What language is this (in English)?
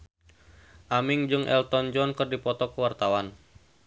Sundanese